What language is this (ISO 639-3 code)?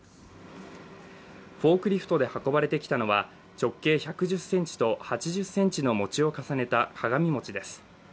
jpn